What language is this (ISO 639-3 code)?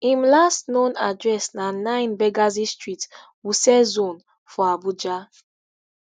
pcm